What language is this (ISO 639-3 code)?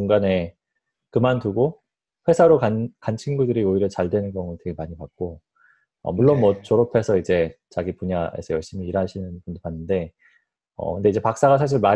kor